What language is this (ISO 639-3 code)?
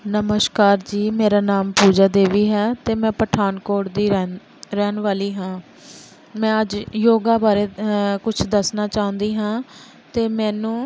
pan